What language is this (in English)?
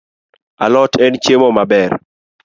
Luo (Kenya and Tanzania)